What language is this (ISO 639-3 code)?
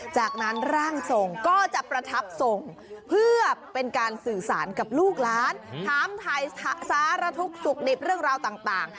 tha